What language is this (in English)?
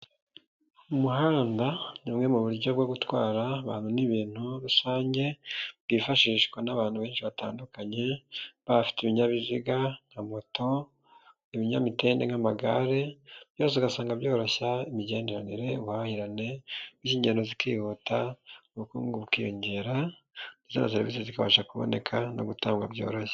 Kinyarwanda